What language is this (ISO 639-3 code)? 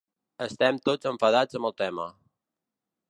cat